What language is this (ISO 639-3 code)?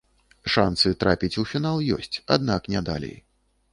bel